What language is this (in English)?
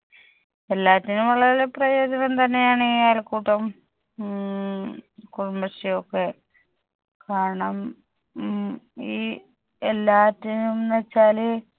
Malayalam